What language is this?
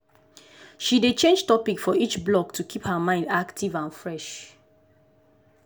Nigerian Pidgin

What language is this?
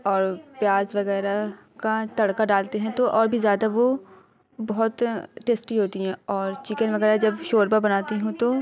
Urdu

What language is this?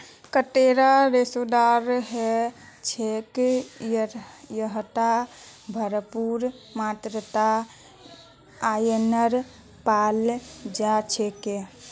Magahi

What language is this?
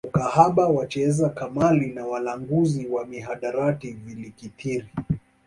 Swahili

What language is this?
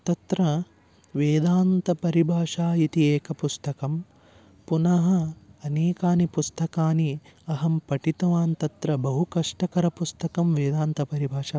Sanskrit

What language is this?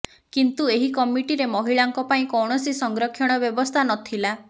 Odia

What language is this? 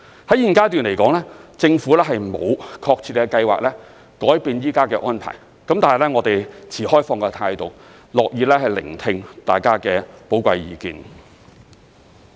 Cantonese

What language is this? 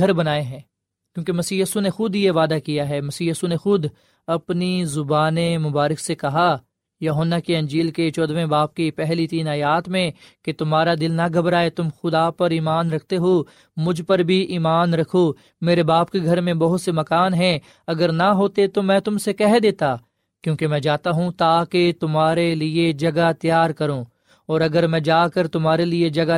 Urdu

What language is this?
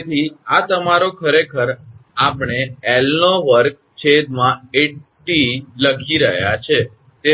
Gujarati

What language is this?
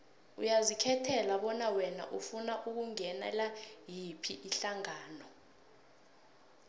South Ndebele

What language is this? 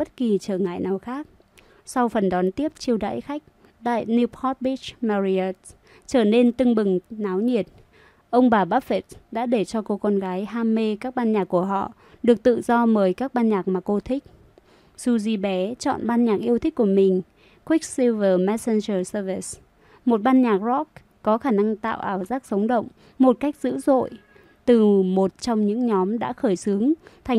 Vietnamese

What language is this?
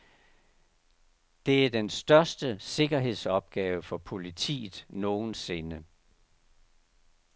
Danish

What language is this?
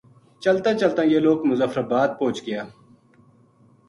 Gujari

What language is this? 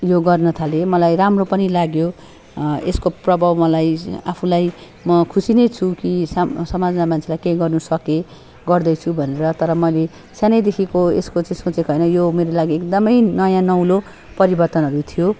Nepali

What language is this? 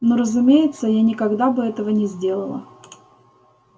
Russian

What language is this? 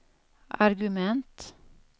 Swedish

